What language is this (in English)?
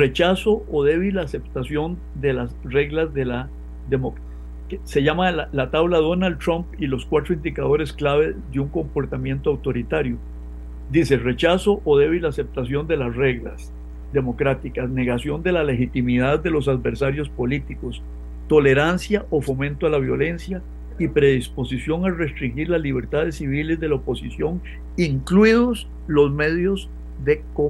Spanish